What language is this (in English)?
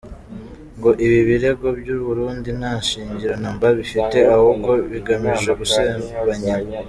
Kinyarwanda